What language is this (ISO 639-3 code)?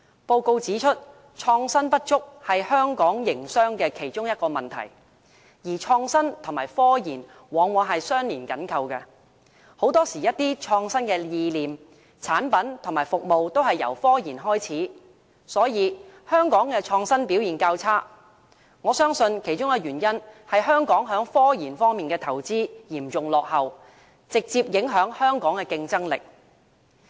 yue